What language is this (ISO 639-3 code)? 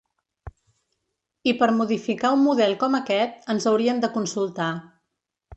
cat